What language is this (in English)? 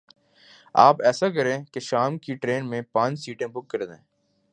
Urdu